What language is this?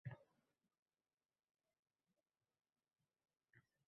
Uzbek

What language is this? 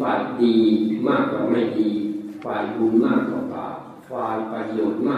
Thai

